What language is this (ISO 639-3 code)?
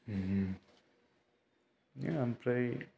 brx